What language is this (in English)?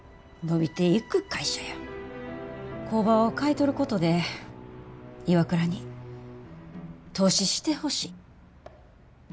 Japanese